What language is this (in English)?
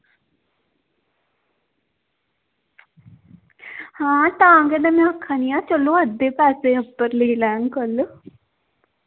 Dogri